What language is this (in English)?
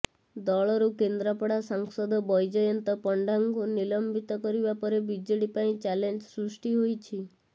Odia